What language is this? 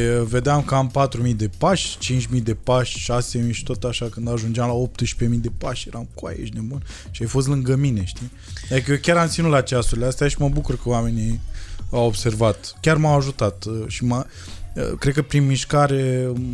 Romanian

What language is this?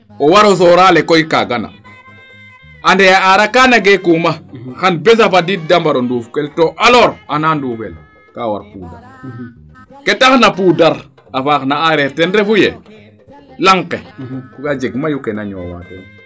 Serer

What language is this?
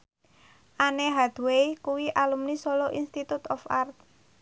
Javanese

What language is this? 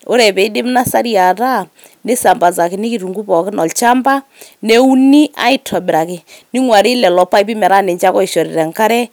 Masai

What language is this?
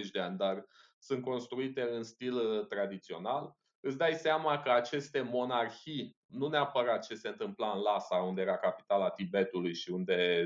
Romanian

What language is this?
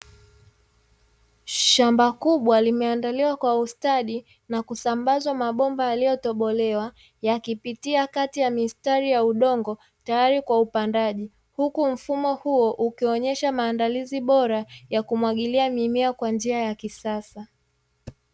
Swahili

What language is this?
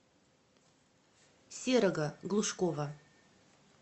Russian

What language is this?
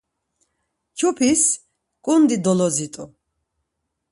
Laz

